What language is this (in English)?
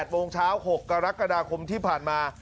Thai